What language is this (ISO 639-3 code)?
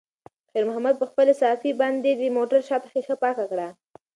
pus